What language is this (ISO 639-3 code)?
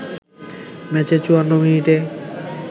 ben